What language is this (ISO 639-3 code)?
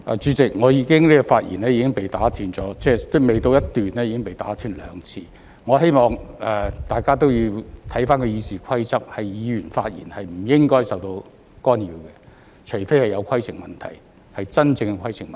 yue